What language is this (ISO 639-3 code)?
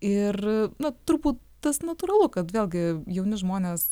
lit